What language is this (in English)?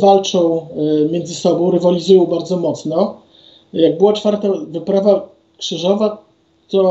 Polish